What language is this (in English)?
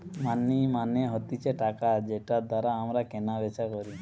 Bangla